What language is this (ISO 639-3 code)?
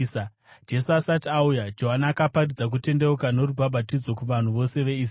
sna